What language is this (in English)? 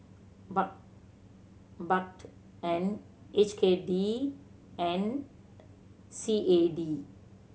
English